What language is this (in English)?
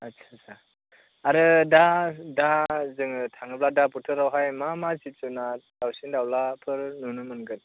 Bodo